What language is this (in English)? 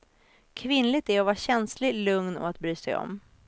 Swedish